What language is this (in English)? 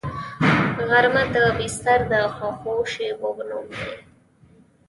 Pashto